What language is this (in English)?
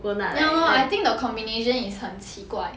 English